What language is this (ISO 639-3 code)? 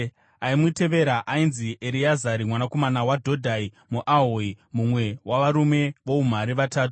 sna